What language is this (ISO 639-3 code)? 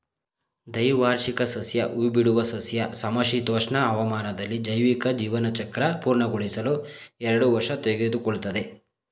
kan